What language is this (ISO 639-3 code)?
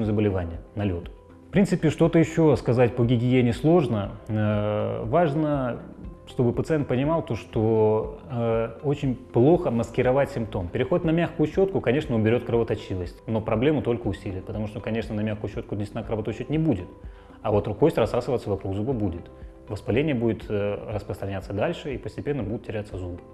rus